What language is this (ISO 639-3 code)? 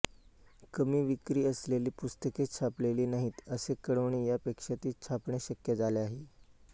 mar